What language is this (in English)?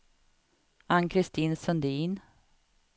Swedish